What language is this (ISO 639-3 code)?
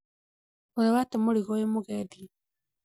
kik